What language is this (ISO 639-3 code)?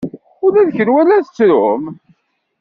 kab